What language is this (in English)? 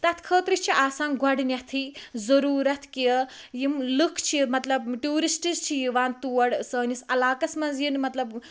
Kashmiri